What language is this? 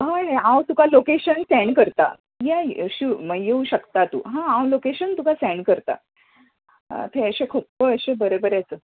Konkani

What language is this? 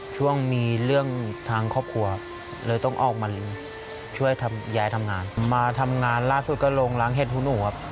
Thai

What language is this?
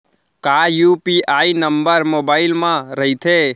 Chhattisgarhi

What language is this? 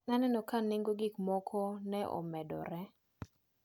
Luo (Kenya and Tanzania)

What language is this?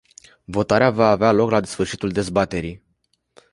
Romanian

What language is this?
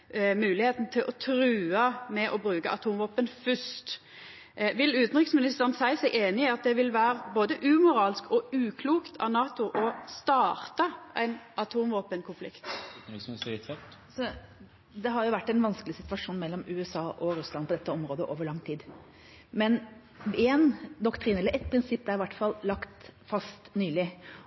Norwegian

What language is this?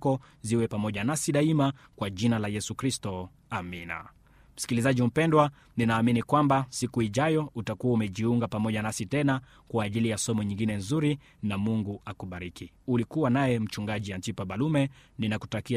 Swahili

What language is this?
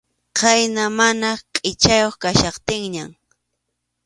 Arequipa-La Unión Quechua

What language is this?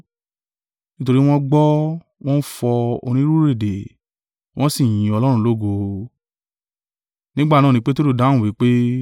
Yoruba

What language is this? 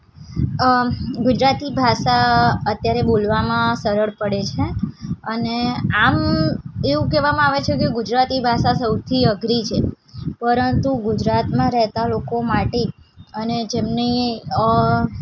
Gujarati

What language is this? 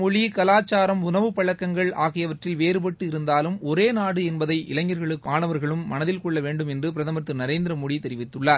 Tamil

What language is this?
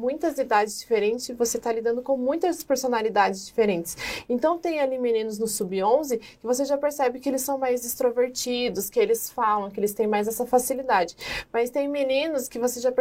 Portuguese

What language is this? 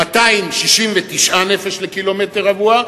Hebrew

